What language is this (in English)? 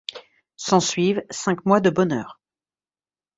French